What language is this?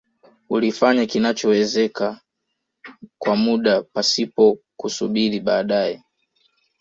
Swahili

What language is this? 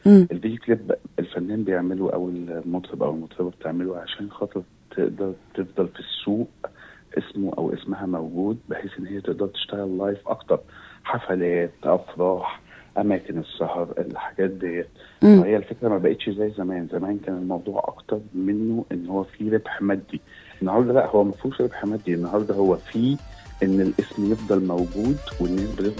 Arabic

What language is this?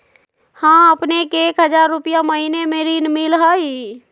Magahi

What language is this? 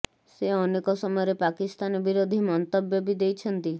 Odia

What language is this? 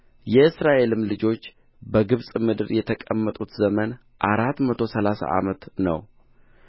Amharic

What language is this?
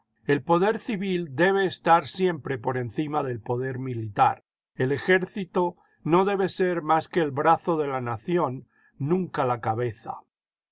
Spanish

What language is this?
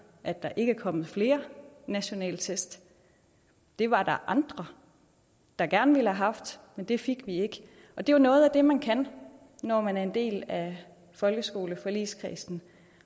Danish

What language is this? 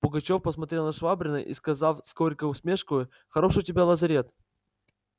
Russian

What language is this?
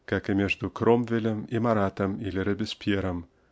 Russian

